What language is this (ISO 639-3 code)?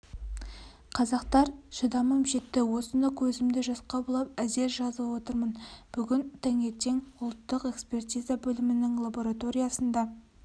kaz